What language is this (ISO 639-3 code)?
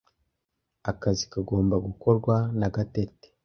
kin